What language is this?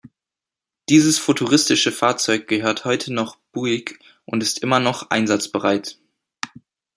German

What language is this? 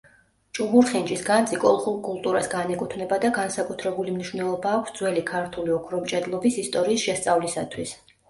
Georgian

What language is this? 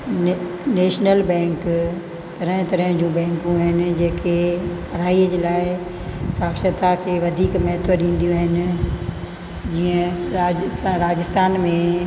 Sindhi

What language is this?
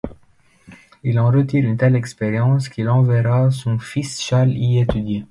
French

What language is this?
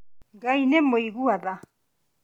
Kikuyu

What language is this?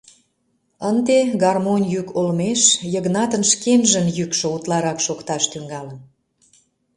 Mari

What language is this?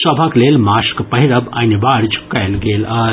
Maithili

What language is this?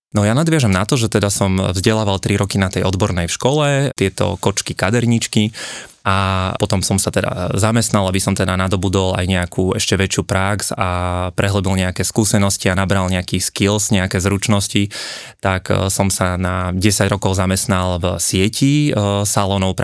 Slovak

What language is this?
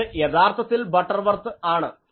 Malayalam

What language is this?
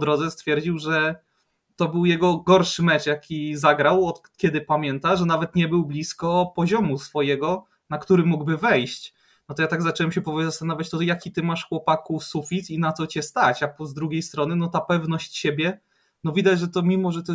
Polish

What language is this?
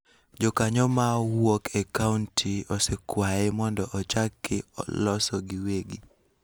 Luo (Kenya and Tanzania)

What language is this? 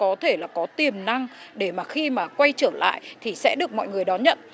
Vietnamese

